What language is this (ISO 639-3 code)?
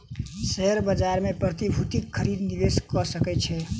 mai